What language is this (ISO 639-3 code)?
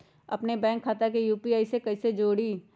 mag